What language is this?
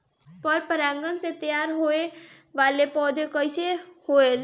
Bhojpuri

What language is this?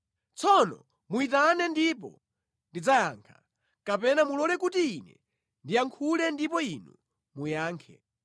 Nyanja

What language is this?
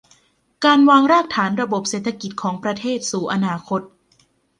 Thai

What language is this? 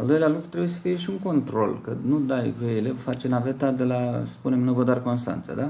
Romanian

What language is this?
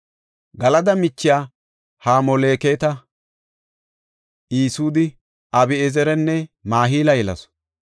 Gofa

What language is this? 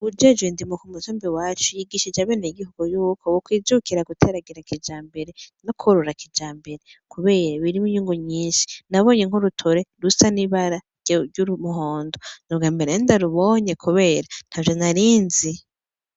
Rundi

